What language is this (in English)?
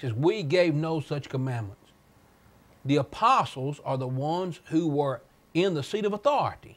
English